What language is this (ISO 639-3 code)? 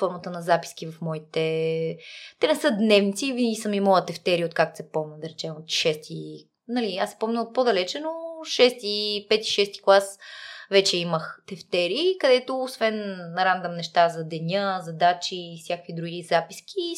bul